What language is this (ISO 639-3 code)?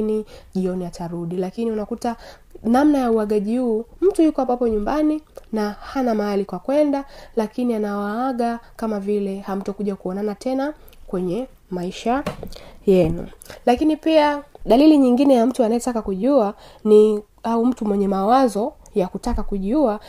swa